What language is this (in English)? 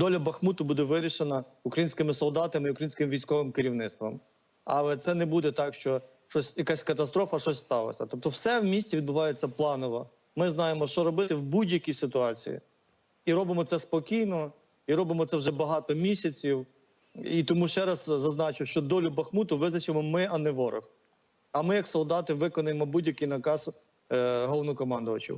Ukrainian